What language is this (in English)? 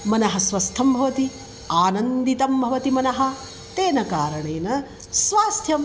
Sanskrit